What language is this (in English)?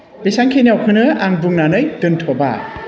Bodo